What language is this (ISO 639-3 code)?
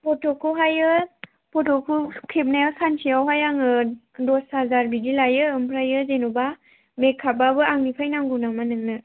brx